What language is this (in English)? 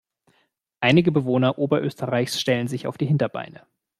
German